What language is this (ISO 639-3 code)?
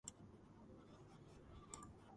kat